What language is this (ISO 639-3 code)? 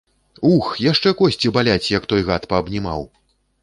bel